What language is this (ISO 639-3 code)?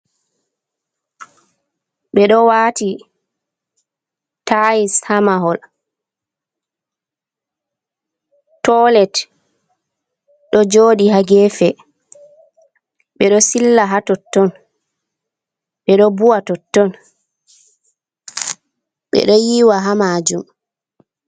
ful